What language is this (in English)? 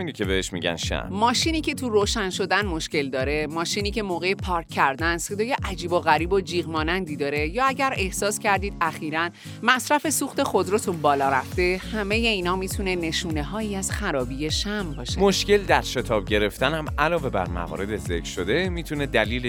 Persian